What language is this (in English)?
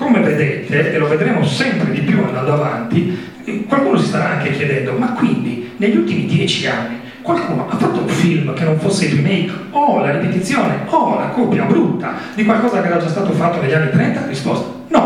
Italian